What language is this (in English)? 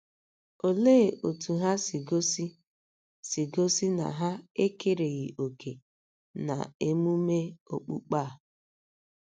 Igbo